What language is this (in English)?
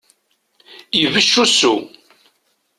Kabyle